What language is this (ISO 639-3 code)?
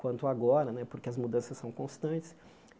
por